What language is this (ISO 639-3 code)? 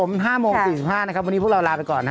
tha